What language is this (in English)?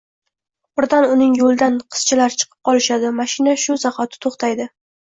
Uzbek